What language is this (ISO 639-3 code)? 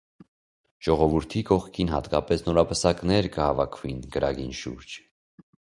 hye